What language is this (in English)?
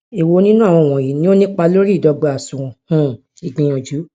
Yoruba